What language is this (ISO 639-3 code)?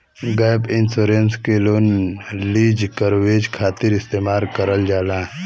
bho